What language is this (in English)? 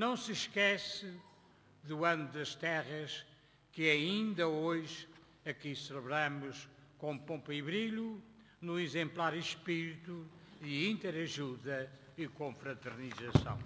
Portuguese